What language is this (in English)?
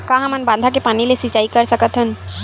Chhattisgarhi